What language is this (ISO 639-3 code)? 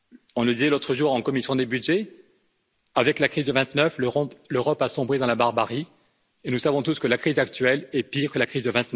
fra